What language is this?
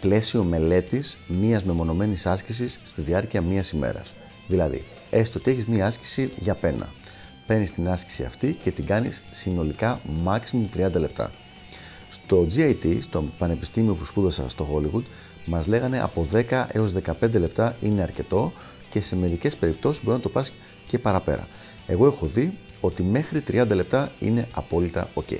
Greek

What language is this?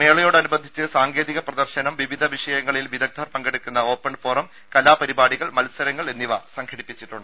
Malayalam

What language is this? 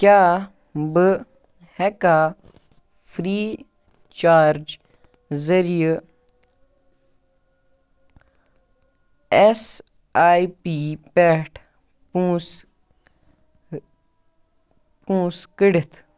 Kashmiri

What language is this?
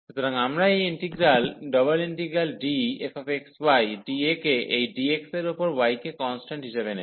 Bangla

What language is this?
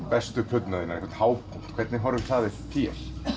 Icelandic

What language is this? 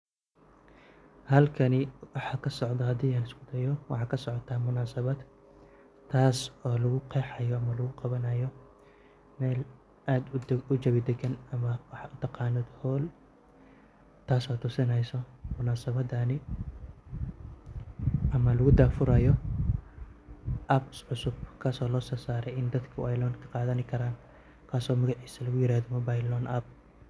Somali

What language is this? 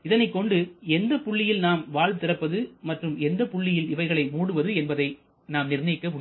Tamil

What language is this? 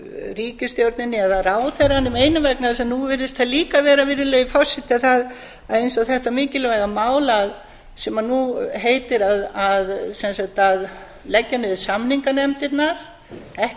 Icelandic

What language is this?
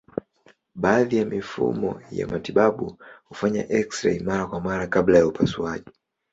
Swahili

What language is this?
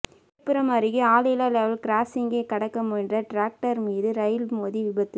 Tamil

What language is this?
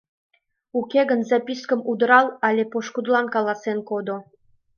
Mari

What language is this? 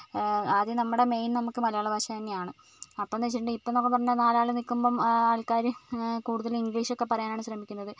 Malayalam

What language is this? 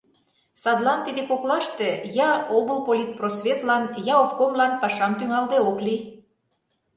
Mari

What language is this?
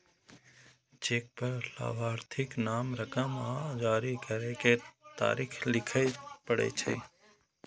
Maithili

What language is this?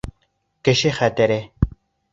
Bashkir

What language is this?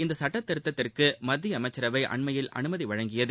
Tamil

